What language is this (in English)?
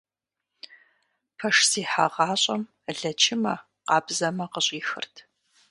Kabardian